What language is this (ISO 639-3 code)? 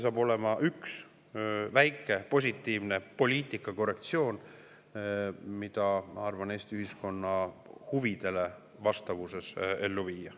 est